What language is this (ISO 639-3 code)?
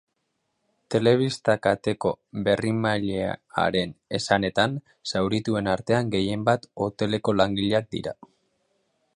eus